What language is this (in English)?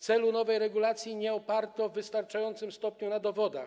Polish